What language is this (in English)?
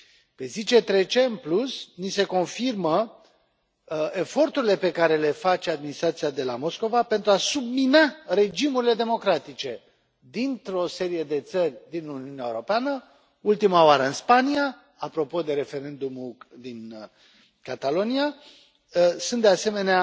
Romanian